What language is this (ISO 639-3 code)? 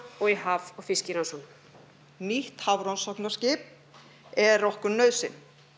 isl